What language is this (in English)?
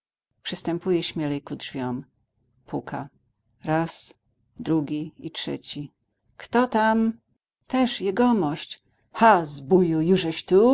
Polish